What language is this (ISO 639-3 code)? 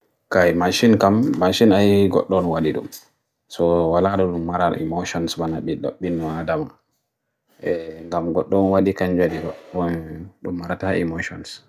fui